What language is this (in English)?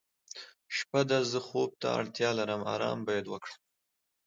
Pashto